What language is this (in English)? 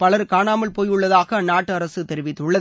Tamil